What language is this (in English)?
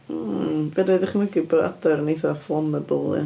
Welsh